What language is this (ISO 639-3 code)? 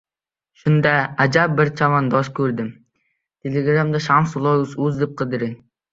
uzb